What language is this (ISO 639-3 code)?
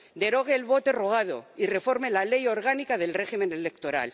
spa